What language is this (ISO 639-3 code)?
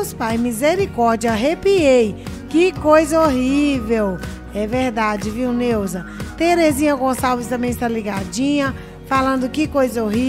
por